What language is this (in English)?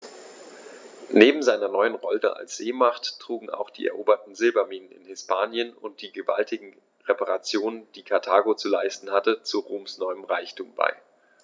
German